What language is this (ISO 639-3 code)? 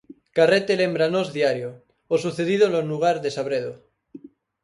glg